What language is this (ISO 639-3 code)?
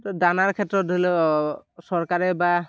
asm